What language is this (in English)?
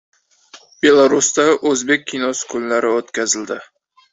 Uzbek